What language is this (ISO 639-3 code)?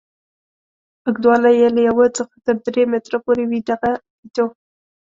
pus